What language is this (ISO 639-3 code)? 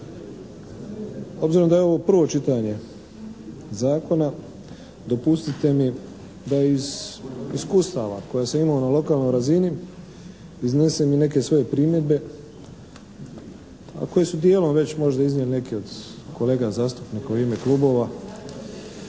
hrv